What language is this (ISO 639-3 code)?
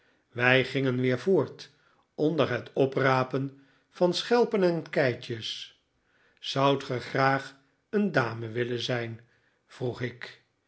nld